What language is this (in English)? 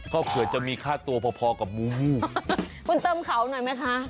Thai